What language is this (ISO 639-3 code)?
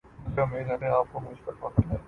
urd